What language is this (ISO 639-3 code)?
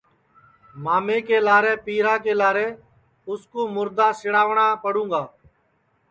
ssi